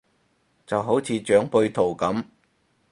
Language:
Cantonese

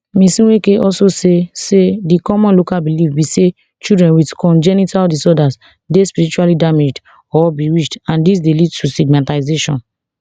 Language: Nigerian Pidgin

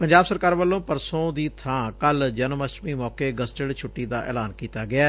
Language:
Punjabi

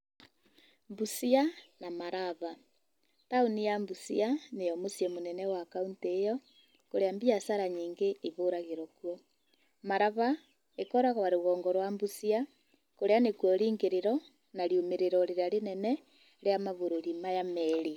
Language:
Kikuyu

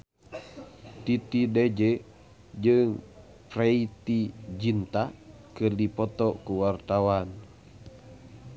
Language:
Sundanese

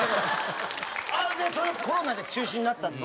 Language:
Japanese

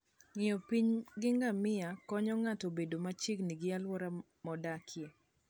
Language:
Luo (Kenya and Tanzania)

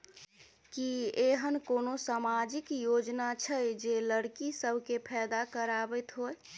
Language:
Maithili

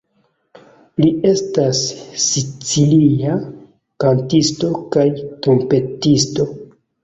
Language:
Esperanto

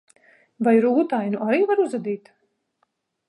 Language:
Latvian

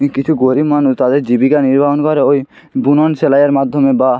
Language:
Bangla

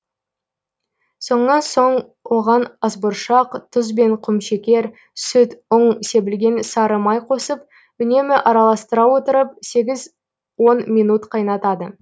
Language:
Kazakh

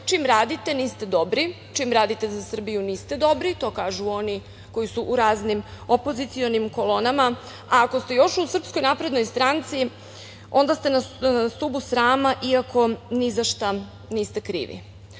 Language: Serbian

